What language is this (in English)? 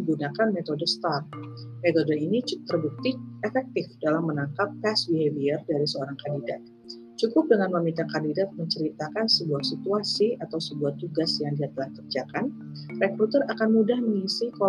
Indonesian